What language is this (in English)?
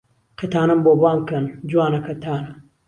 Central Kurdish